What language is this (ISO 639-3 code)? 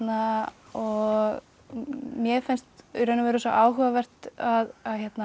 isl